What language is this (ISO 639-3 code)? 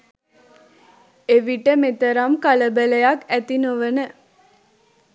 sin